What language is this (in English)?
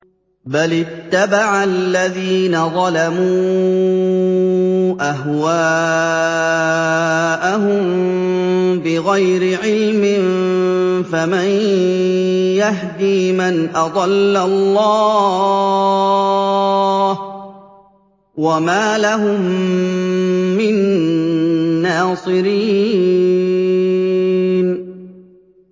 Arabic